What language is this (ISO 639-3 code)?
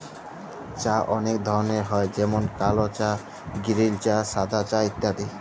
ben